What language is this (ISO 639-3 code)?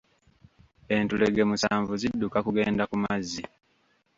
lug